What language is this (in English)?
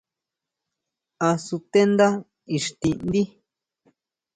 Huautla Mazatec